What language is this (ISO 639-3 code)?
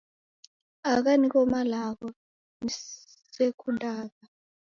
dav